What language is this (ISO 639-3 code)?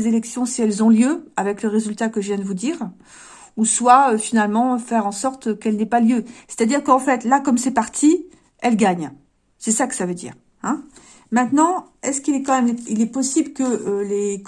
fra